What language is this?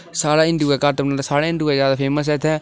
Dogri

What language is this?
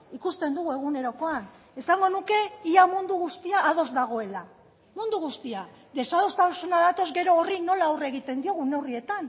Basque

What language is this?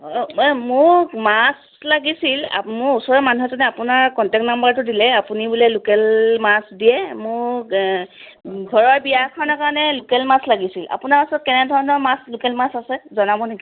Assamese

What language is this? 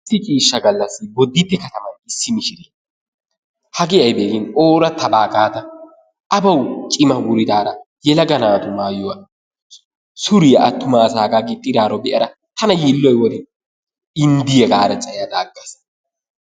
Wolaytta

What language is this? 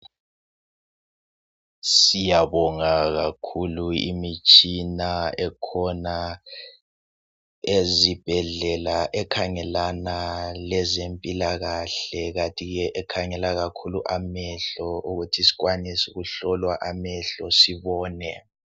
North Ndebele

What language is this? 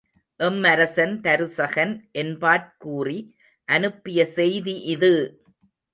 Tamil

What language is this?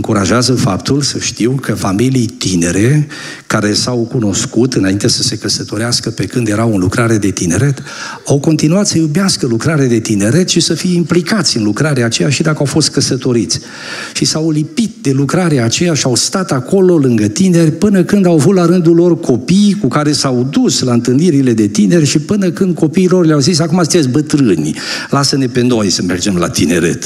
Romanian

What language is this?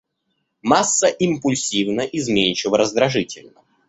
Russian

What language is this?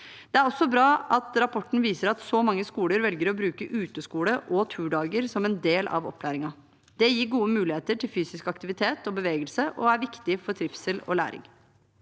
Norwegian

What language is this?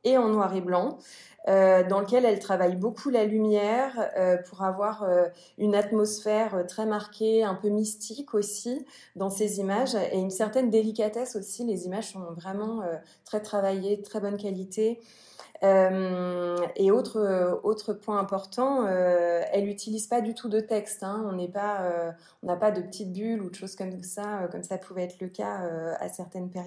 French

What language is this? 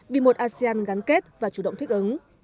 Vietnamese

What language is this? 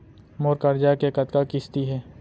Chhattisgarhi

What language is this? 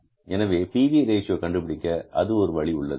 Tamil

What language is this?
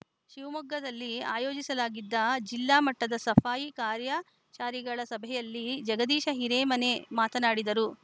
Kannada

